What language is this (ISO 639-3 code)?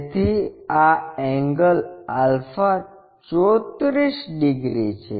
guj